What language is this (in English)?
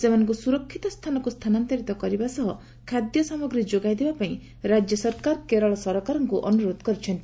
Odia